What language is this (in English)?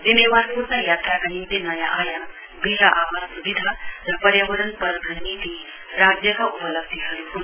Nepali